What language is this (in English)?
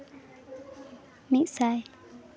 Santali